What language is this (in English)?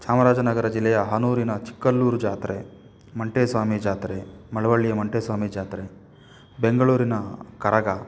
Kannada